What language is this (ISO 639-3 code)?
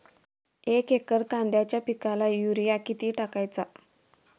mar